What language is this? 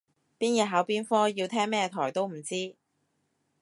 Cantonese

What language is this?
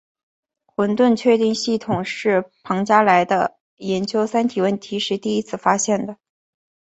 Chinese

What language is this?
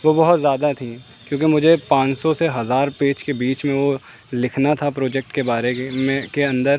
Urdu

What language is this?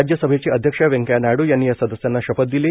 Marathi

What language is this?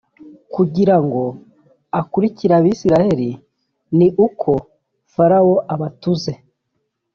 Kinyarwanda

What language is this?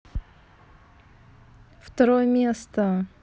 Russian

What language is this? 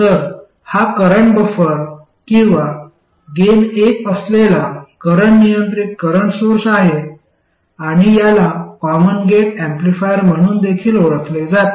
Marathi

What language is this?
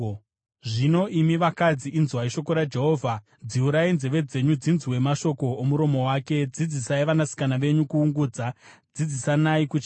Shona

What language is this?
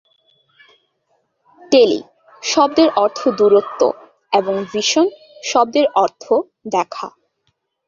Bangla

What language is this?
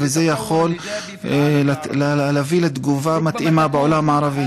Hebrew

